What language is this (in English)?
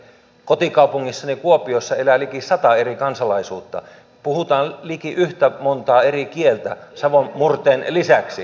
Finnish